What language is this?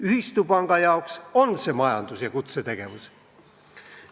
Estonian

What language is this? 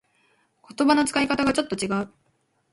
Japanese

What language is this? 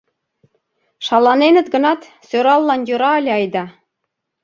Mari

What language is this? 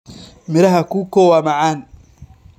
Somali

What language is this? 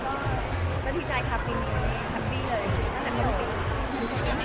Thai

